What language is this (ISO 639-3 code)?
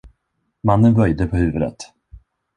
swe